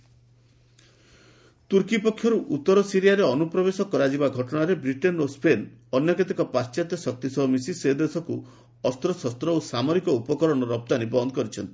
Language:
Odia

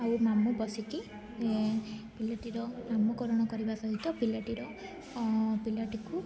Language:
Odia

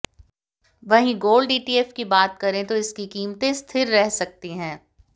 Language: Hindi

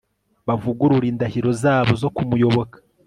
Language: Kinyarwanda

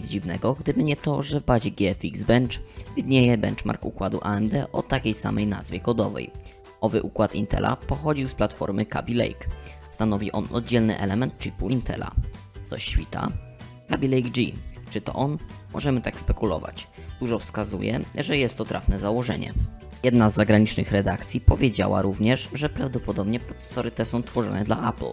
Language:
Polish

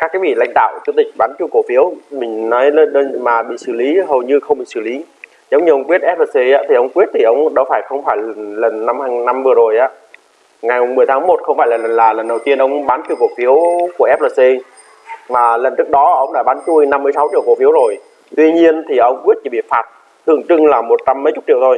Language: Vietnamese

